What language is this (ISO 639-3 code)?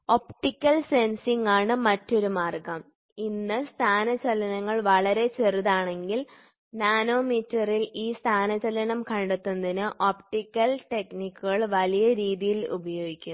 mal